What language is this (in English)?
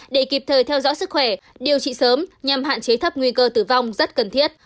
Vietnamese